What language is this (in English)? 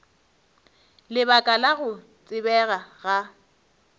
Northern Sotho